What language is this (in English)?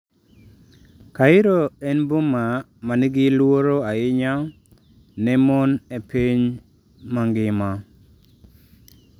Luo (Kenya and Tanzania)